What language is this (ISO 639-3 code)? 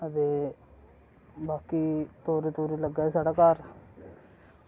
doi